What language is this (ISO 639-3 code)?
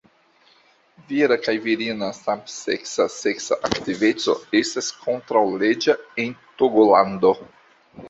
epo